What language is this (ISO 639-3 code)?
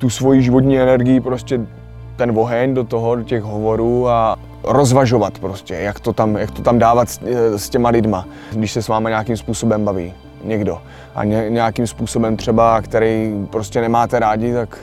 ces